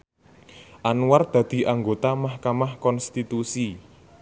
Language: Javanese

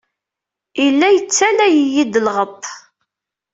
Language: Kabyle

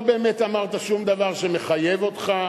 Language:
Hebrew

